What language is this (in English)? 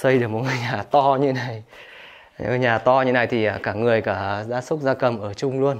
Vietnamese